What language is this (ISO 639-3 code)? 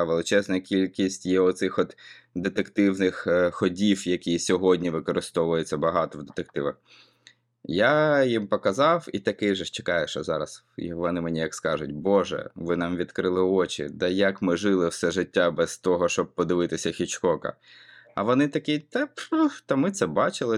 ukr